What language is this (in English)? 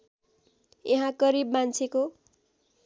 Nepali